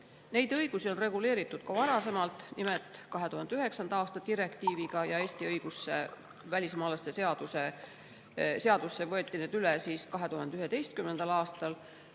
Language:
Estonian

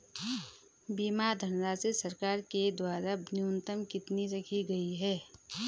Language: Hindi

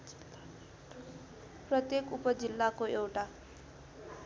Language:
Nepali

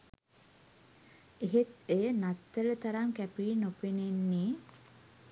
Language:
Sinhala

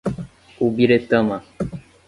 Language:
Portuguese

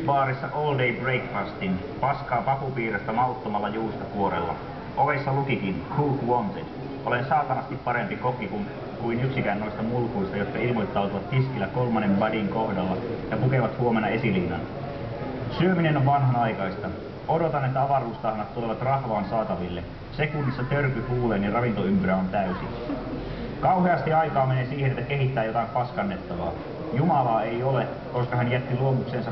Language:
Finnish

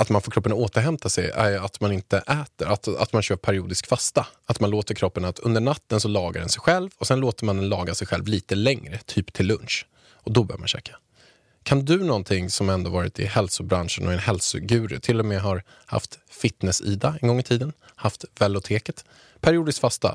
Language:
Swedish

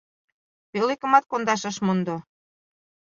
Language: Mari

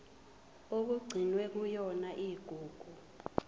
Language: Zulu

